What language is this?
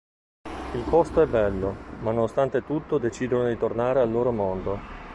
Italian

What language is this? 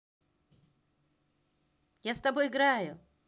Russian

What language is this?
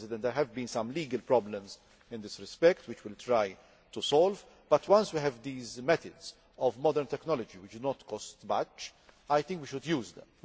English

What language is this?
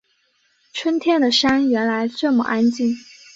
Chinese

